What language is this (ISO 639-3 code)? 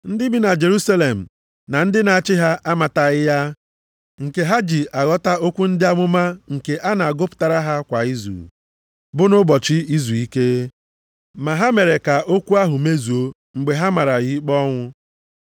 ibo